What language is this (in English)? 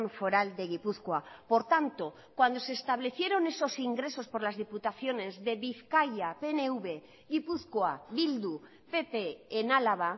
Spanish